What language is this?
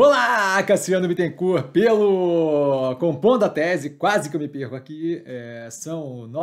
Portuguese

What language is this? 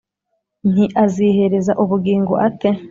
Kinyarwanda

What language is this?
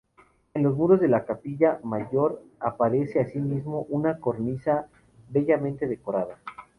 Spanish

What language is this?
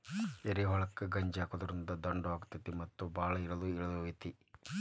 Kannada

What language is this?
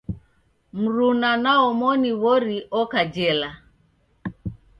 Taita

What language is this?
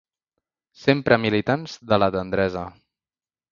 Catalan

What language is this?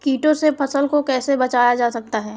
Hindi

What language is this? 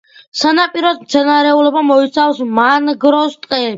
Georgian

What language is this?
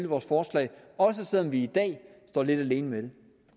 Danish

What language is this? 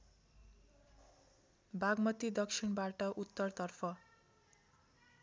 Nepali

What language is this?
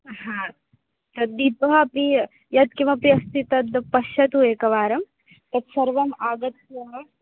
Sanskrit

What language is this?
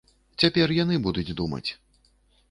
Belarusian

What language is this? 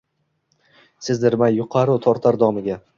Uzbek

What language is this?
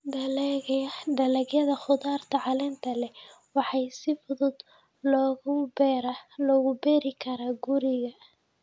Somali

